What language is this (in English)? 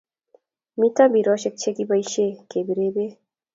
Kalenjin